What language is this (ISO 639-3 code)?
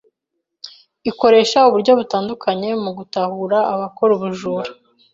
kin